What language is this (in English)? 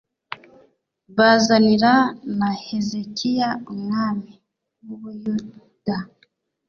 Kinyarwanda